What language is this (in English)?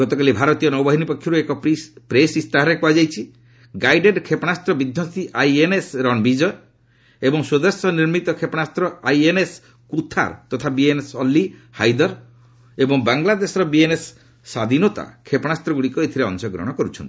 Odia